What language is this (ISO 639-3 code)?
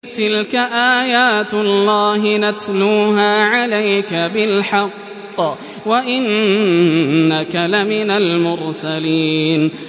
ara